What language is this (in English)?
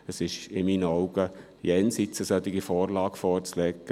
Swiss German